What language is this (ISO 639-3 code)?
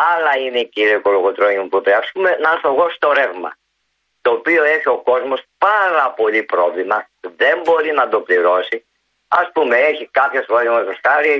ell